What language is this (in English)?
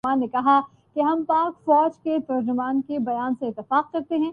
Urdu